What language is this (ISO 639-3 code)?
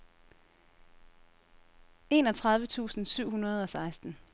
dan